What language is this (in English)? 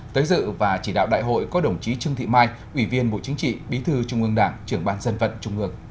Vietnamese